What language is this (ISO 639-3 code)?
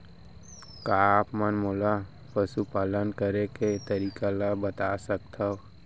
hne